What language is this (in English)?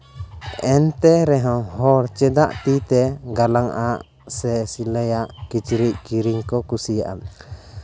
Santali